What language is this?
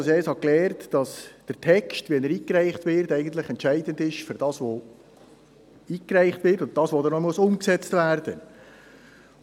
Swiss German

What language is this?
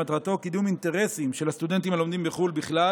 Hebrew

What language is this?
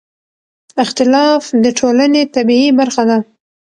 Pashto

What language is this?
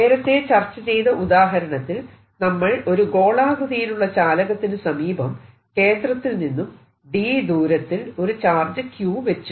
Malayalam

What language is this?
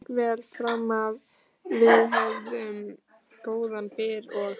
Icelandic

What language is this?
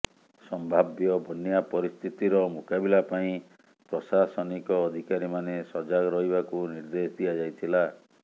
Odia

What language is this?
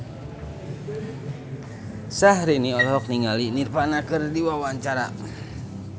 Sundanese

